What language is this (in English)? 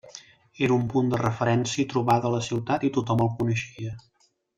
Catalan